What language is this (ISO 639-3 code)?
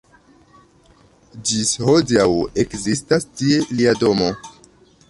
epo